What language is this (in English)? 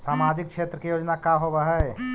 Magahi